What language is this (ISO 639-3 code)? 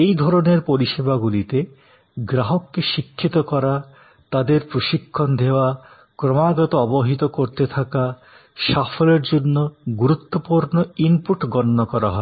ben